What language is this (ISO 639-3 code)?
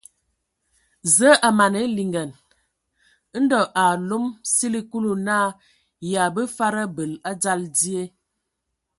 ewo